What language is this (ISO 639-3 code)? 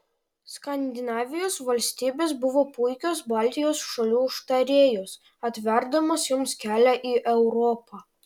lit